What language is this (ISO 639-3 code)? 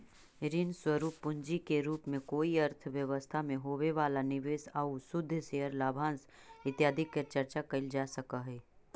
mag